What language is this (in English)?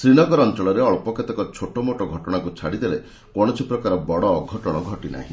Odia